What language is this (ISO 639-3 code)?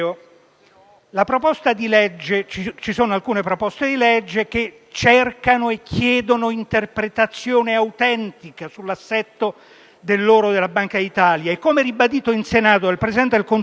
ita